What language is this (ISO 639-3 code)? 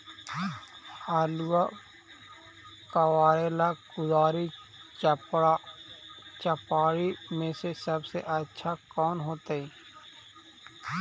mag